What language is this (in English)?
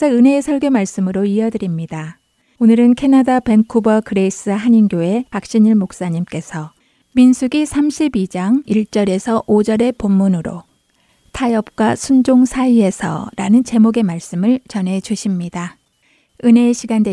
Korean